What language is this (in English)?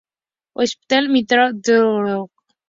Spanish